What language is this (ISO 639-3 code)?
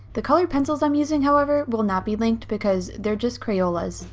eng